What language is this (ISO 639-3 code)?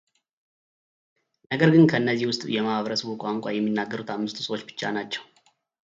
amh